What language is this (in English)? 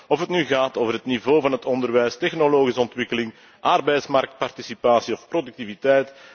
Dutch